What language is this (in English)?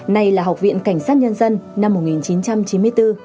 Vietnamese